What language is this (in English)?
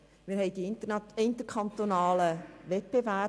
Swiss German